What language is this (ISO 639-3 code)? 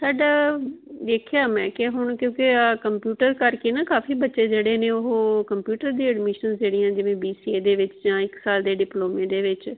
pan